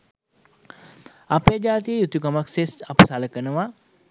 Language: Sinhala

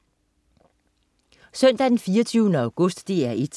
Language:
Danish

